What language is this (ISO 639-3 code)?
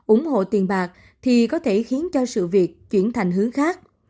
vie